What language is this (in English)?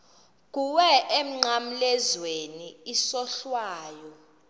Xhosa